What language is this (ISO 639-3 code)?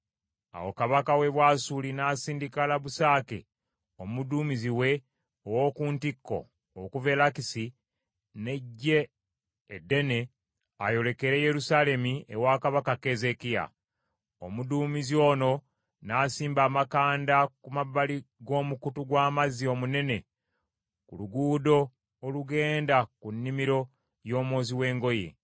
lug